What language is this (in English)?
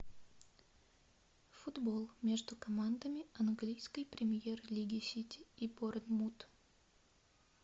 Russian